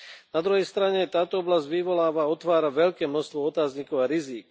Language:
Slovak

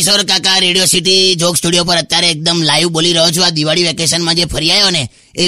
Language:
Hindi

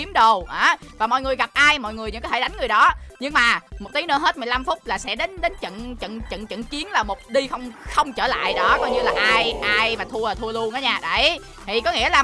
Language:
Vietnamese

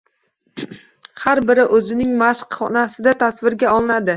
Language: Uzbek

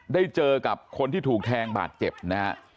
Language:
Thai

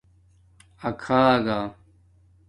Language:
Domaaki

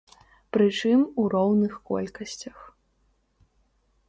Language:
Belarusian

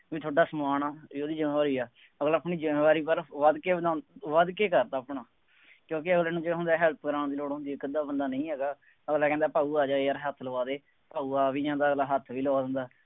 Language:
Punjabi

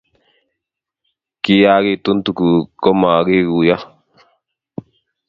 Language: Kalenjin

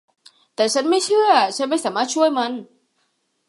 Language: Thai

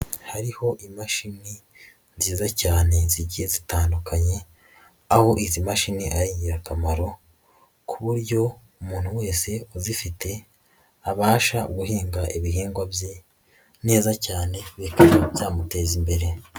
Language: Kinyarwanda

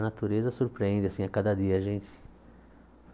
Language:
Portuguese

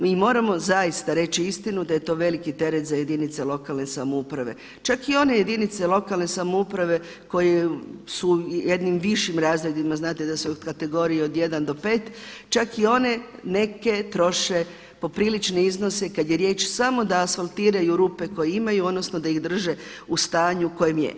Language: Croatian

